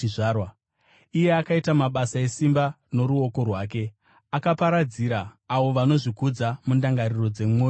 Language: Shona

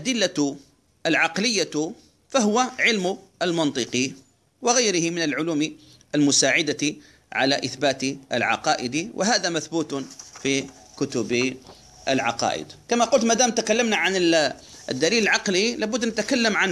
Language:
Arabic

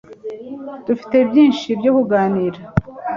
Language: Kinyarwanda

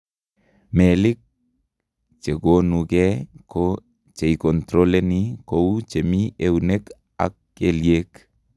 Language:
Kalenjin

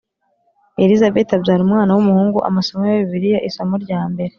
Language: Kinyarwanda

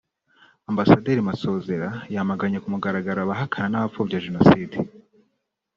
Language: Kinyarwanda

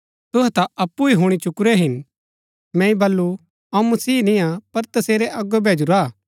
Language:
Gaddi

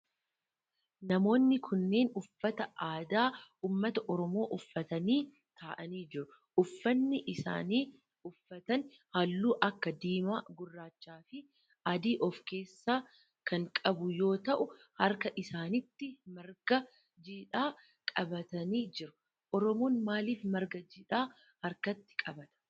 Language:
Oromo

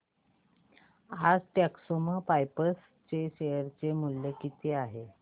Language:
Marathi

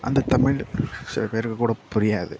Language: Tamil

